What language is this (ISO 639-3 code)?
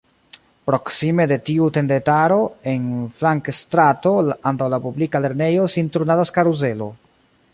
epo